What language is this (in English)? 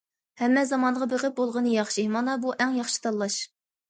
Uyghur